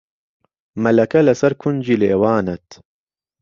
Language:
Central Kurdish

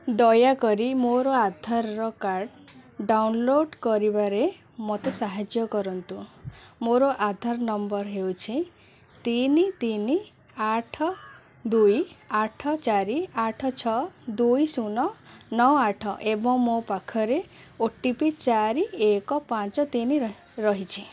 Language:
Odia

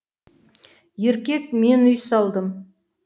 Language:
Kazakh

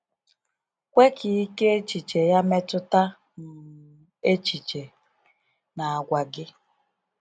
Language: Igbo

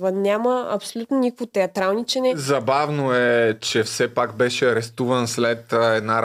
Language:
Bulgarian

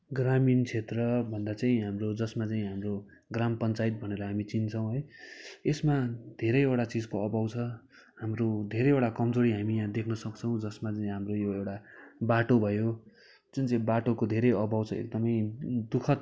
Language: Nepali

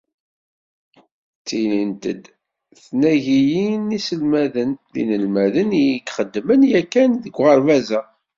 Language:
Kabyle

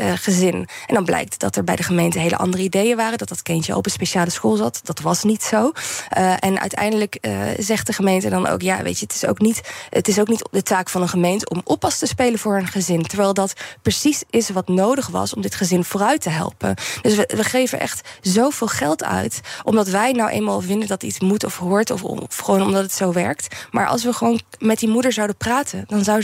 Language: Dutch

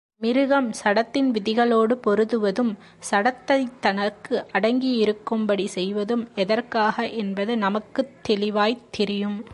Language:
Tamil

